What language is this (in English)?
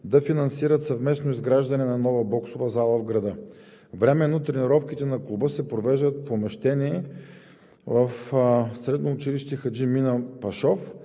Bulgarian